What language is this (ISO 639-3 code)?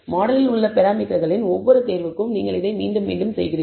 tam